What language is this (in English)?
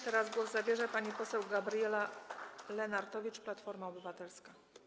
Polish